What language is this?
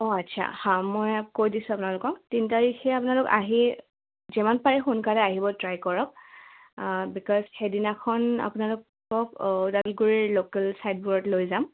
Assamese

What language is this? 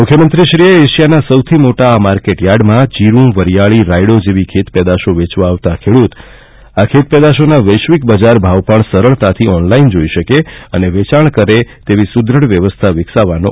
Gujarati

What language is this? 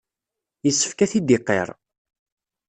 Kabyle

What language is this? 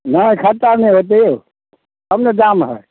Maithili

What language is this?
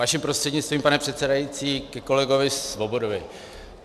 Czech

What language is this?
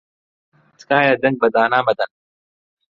Central Kurdish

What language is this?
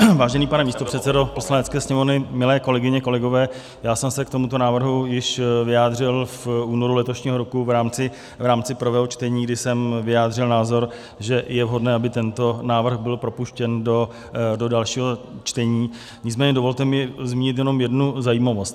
Czech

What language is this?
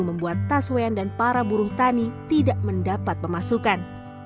Indonesian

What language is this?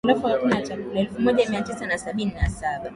Swahili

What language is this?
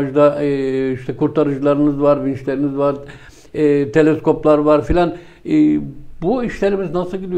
Turkish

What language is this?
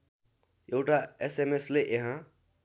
Nepali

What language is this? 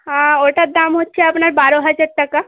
Bangla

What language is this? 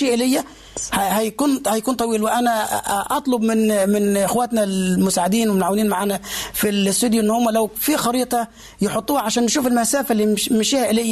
Arabic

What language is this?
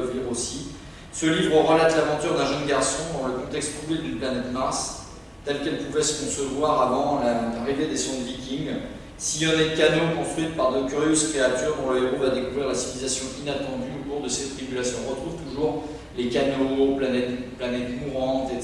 French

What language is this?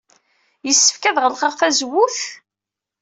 Kabyle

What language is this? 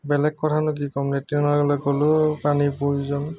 Assamese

